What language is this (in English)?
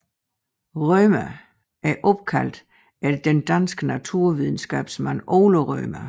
Danish